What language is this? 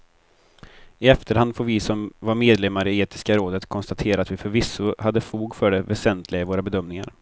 Swedish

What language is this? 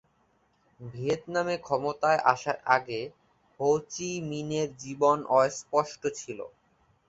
Bangla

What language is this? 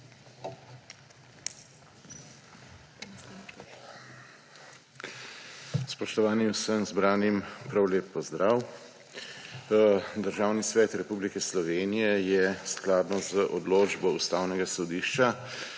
Slovenian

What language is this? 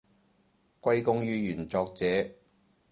Cantonese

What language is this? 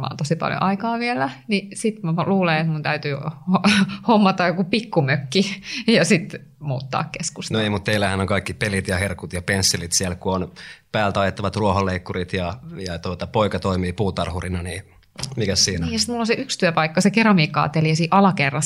Finnish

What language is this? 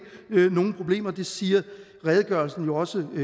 Danish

